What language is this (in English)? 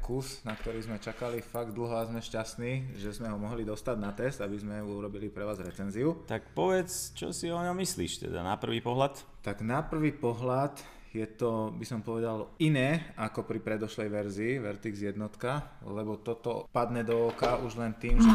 Slovak